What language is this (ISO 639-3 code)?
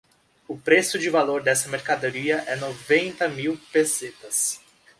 por